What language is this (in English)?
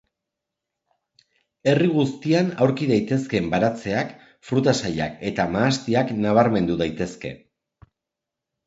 Basque